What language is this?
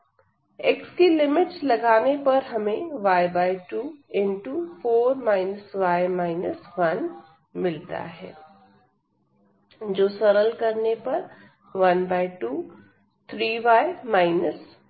Hindi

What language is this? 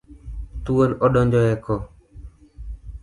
Luo (Kenya and Tanzania)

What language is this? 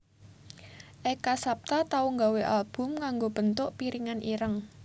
Javanese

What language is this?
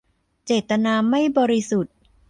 Thai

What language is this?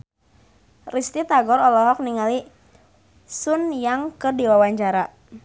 Sundanese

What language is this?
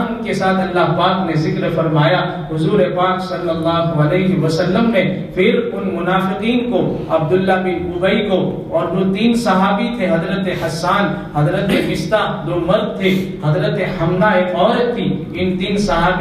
Hindi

